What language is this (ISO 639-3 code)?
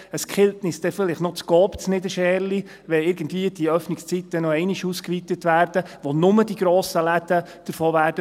gsw